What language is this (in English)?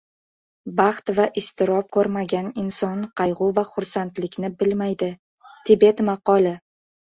Uzbek